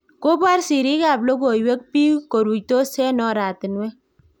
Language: Kalenjin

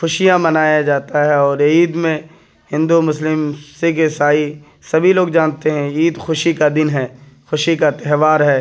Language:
Urdu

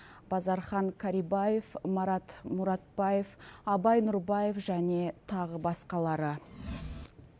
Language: Kazakh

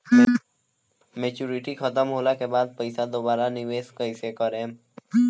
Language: Bhojpuri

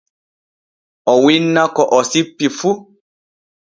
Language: Borgu Fulfulde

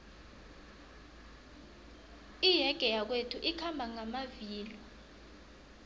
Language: South Ndebele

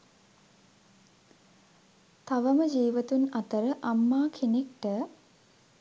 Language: Sinhala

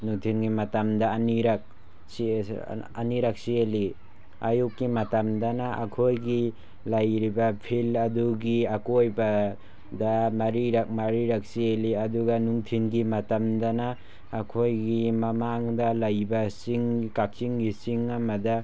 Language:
Manipuri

